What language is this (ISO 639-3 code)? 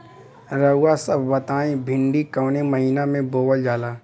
bho